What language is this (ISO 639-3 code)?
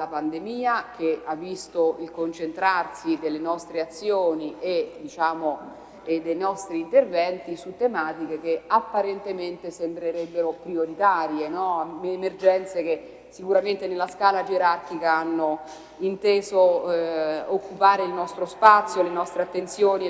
ita